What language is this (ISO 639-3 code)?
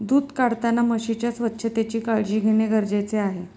mar